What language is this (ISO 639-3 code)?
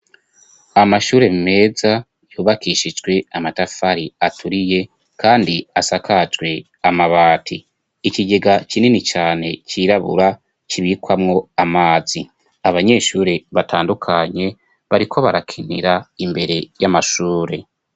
run